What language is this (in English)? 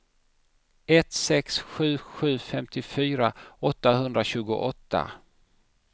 Swedish